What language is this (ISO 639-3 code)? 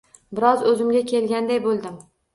uzb